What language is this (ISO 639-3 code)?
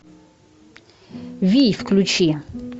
rus